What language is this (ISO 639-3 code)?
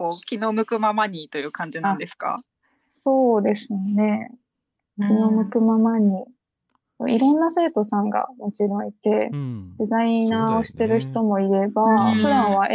jpn